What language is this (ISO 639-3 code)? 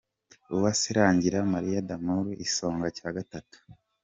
kin